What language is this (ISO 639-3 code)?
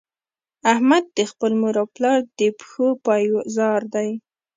pus